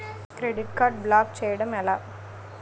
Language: Telugu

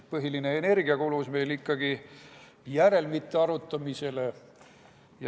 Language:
Estonian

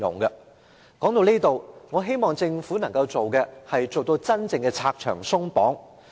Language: Cantonese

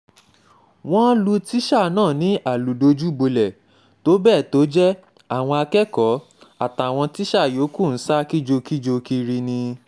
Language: Yoruba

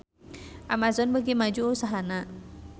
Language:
Sundanese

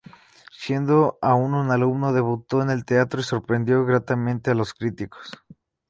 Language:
Spanish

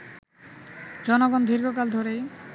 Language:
Bangla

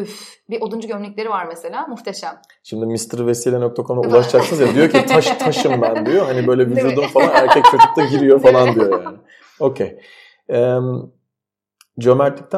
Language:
Turkish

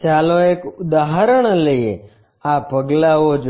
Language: Gujarati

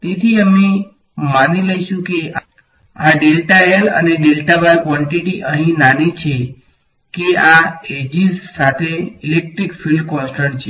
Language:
Gujarati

